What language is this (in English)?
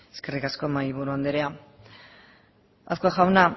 Basque